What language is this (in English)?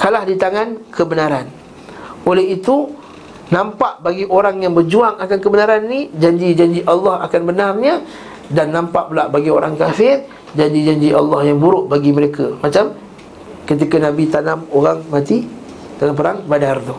Malay